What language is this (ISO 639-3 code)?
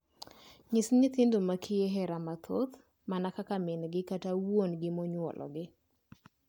luo